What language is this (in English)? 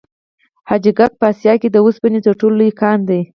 Pashto